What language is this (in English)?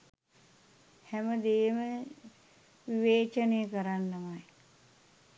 Sinhala